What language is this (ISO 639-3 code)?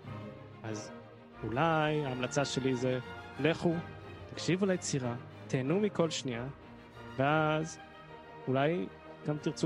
heb